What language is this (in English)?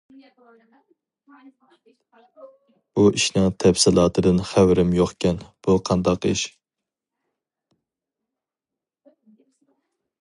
Uyghur